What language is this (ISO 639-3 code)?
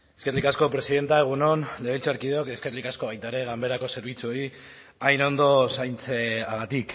eus